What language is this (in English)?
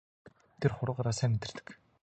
Mongolian